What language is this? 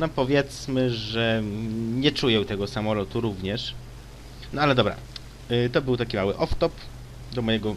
Polish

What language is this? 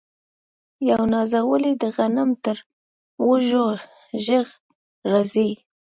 Pashto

